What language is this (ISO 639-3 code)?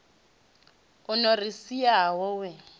ven